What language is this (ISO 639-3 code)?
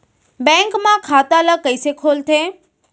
hne